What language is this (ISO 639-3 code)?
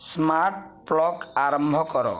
ori